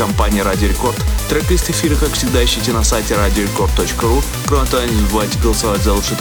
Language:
Russian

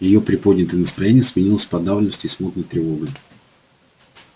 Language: Russian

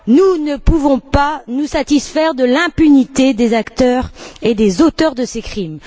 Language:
French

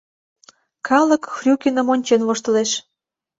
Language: Mari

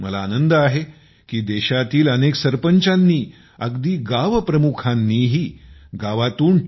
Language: Marathi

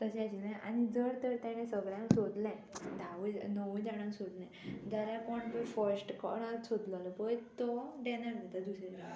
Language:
Konkani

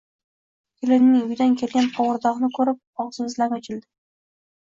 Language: Uzbek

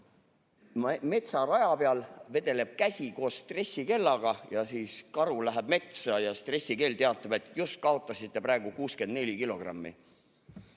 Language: Estonian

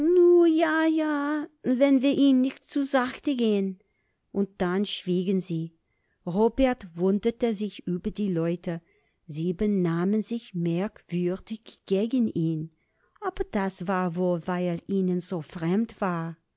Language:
German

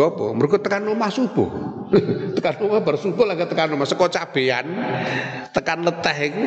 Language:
Indonesian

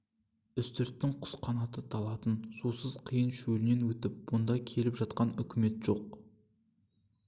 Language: Kazakh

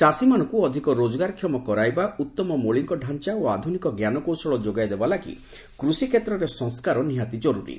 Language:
Odia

